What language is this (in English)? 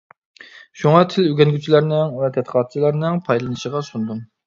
Uyghur